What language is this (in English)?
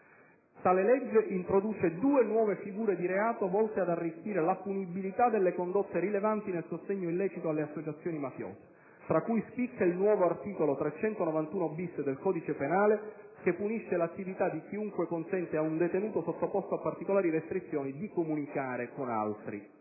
Italian